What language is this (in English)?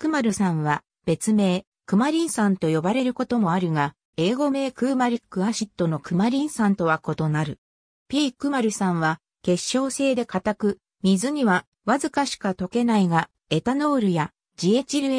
Japanese